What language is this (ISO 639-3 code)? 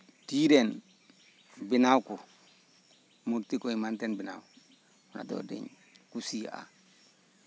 sat